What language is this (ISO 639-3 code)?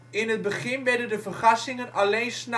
nld